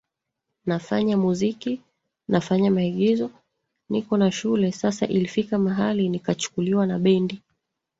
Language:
Swahili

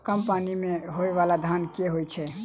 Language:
Maithili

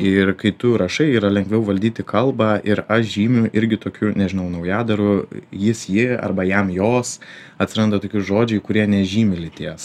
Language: Lithuanian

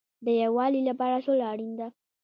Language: Pashto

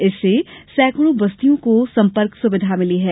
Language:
Hindi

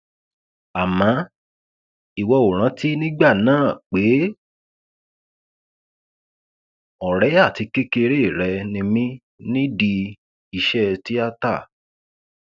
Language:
Yoruba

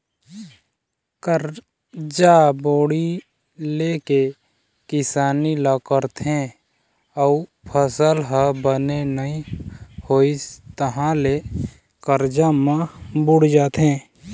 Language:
Chhattisgarhi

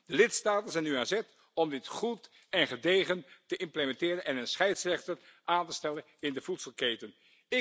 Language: Dutch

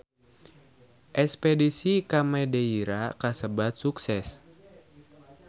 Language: Sundanese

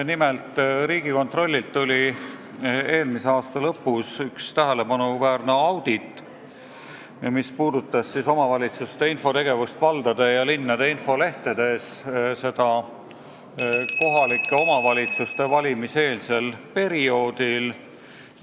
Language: Estonian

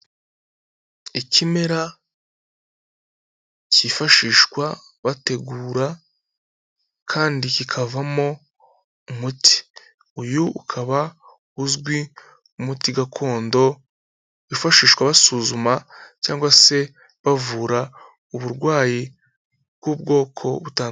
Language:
Kinyarwanda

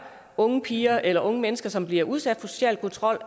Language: Danish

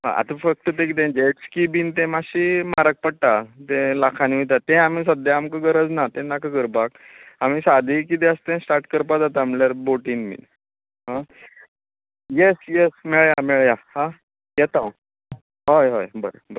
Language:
Konkani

